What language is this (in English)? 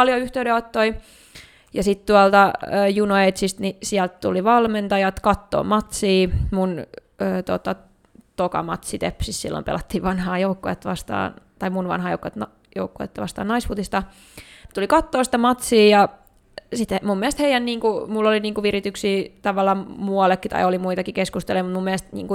Finnish